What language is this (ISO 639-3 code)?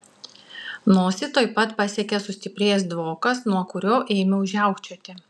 lit